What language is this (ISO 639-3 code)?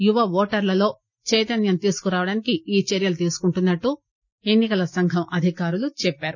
tel